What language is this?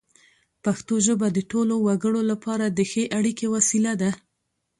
Pashto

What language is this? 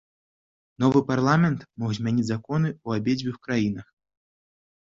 Belarusian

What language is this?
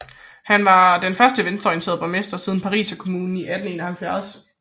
Danish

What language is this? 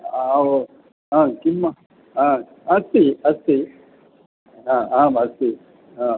Sanskrit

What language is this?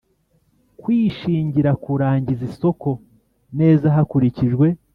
Kinyarwanda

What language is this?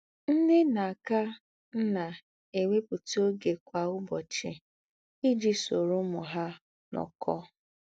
Igbo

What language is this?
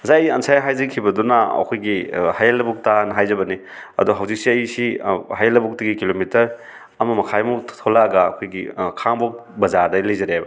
Manipuri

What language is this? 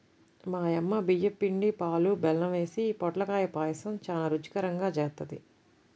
Telugu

